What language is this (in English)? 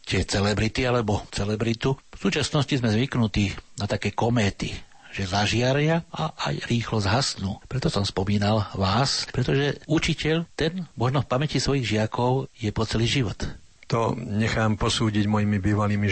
Slovak